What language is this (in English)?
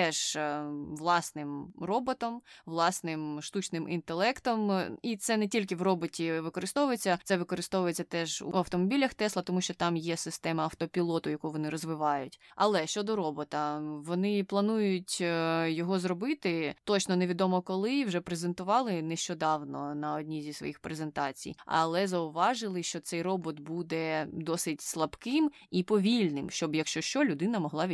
Ukrainian